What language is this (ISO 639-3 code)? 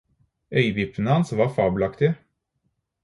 nob